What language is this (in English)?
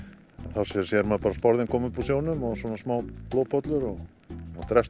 Icelandic